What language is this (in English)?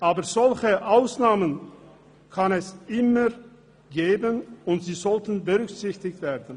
Swiss German